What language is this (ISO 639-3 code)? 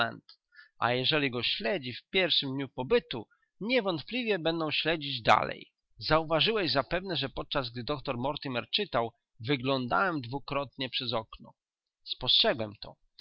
pol